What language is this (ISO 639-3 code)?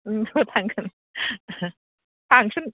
brx